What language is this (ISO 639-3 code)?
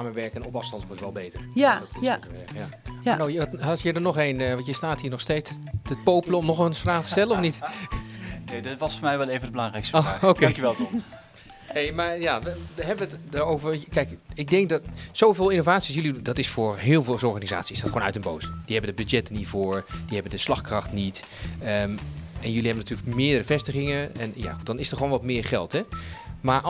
nld